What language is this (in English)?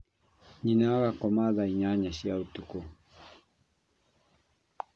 Kikuyu